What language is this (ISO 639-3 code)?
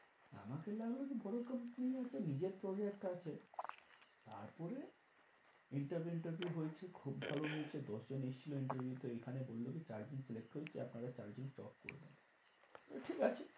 ben